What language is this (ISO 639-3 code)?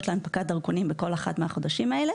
heb